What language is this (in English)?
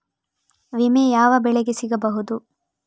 Kannada